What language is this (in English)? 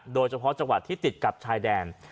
Thai